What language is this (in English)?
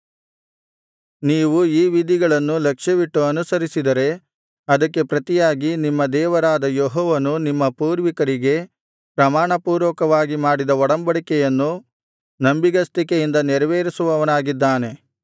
Kannada